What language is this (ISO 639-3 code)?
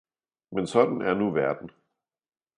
dan